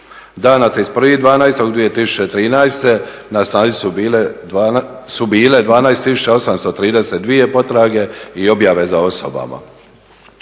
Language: Croatian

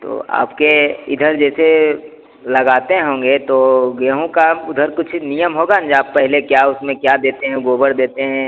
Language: Hindi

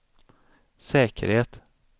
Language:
Swedish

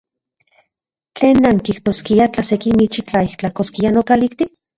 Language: Central Puebla Nahuatl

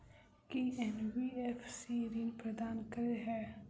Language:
Maithili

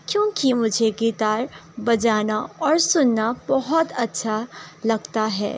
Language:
Urdu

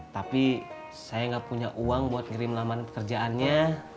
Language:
Indonesian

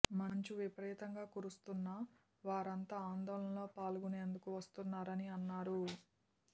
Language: Telugu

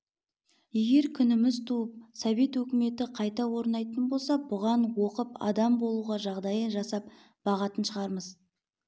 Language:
Kazakh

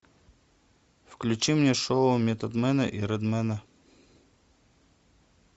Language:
Russian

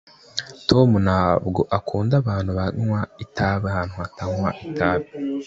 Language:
Kinyarwanda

